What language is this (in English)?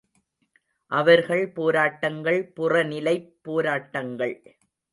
Tamil